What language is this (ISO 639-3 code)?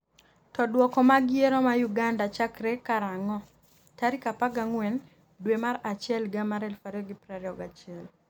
luo